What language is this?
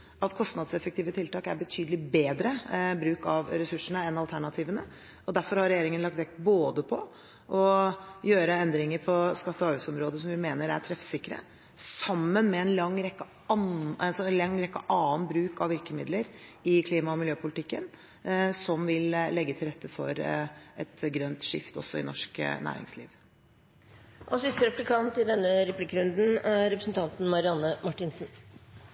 Norwegian Bokmål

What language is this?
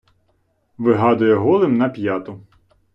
Ukrainian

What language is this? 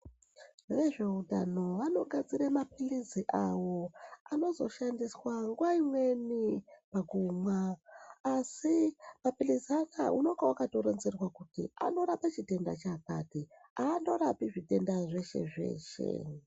Ndau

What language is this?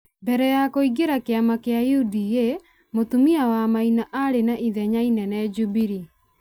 Kikuyu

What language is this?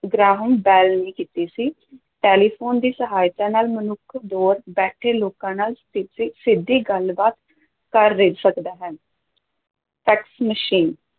Punjabi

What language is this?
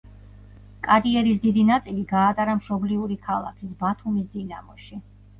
Georgian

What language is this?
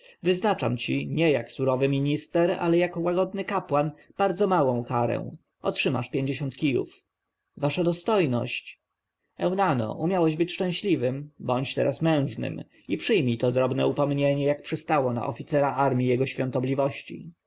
Polish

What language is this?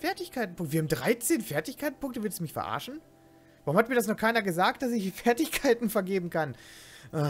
German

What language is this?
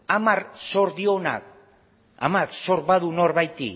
Basque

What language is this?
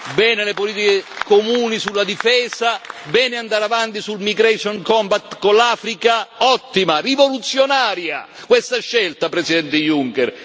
Italian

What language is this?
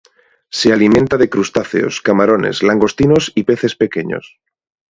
Spanish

